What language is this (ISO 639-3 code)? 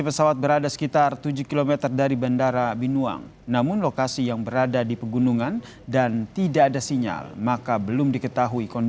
ind